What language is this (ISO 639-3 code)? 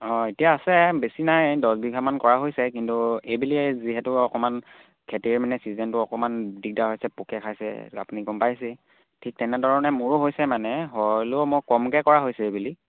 asm